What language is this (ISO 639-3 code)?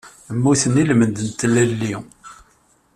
kab